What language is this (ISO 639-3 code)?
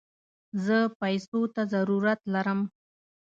pus